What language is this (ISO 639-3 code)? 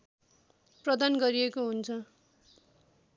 nep